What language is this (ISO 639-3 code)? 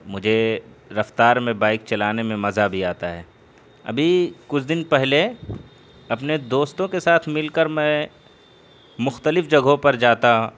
urd